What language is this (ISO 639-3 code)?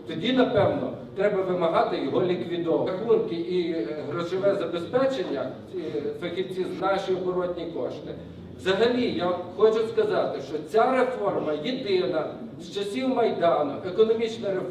ukr